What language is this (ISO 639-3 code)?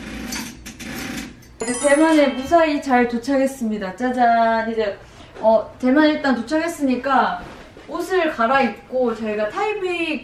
kor